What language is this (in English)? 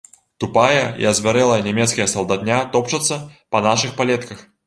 Belarusian